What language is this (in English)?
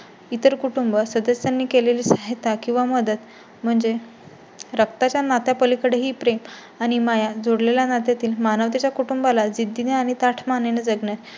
Marathi